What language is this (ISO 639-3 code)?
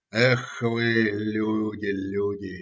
rus